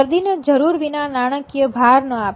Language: Gujarati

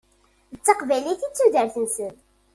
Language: Kabyle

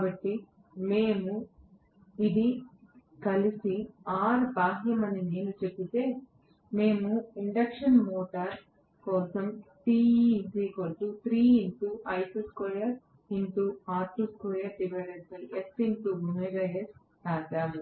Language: Telugu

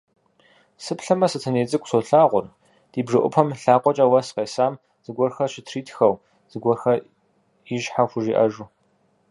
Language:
Kabardian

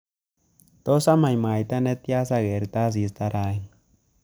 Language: Kalenjin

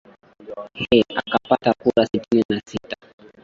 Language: Swahili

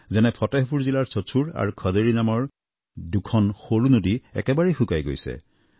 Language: Assamese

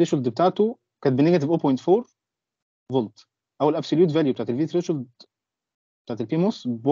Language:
Arabic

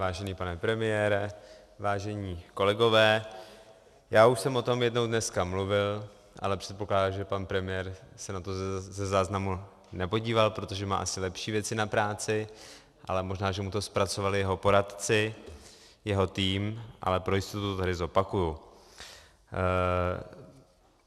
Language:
Czech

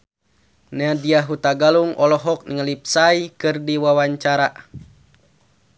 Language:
Sundanese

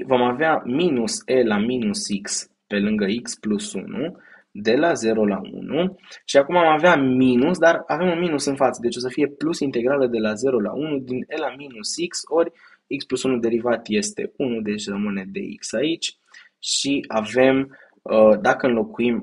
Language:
Romanian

